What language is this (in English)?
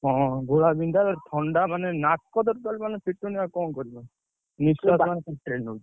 Odia